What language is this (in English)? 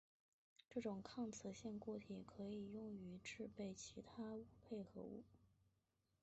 Chinese